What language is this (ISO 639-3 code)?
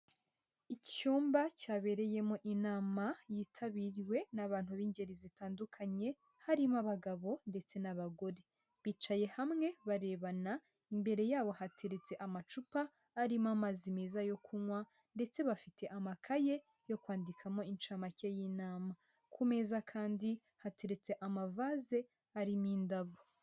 kin